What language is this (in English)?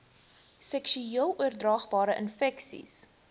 Afrikaans